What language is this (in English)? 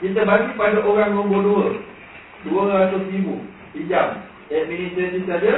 Malay